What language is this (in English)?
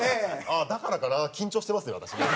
Japanese